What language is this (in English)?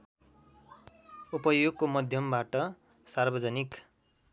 Nepali